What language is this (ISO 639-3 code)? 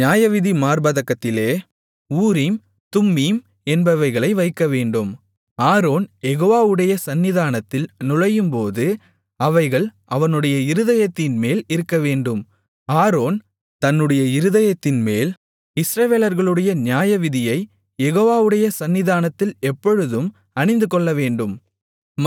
tam